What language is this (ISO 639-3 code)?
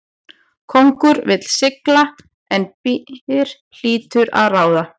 isl